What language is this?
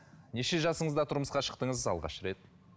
Kazakh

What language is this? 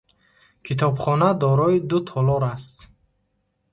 Tajik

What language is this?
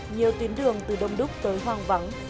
Vietnamese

